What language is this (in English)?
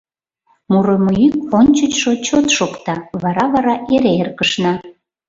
Mari